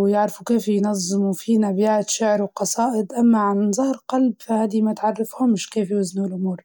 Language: Libyan Arabic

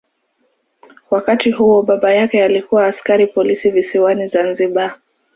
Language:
Swahili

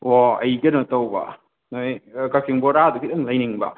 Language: Manipuri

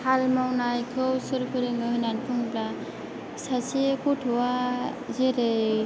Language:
Bodo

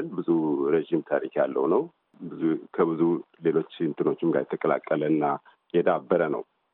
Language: Amharic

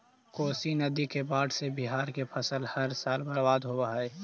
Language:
Magahi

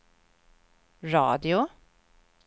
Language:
Swedish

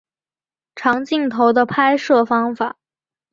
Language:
Chinese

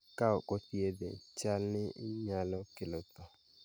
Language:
Luo (Kenya and Tanzania)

